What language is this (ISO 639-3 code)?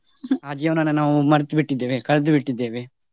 kan